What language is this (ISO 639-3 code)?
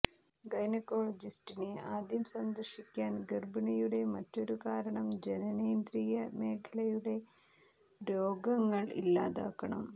mal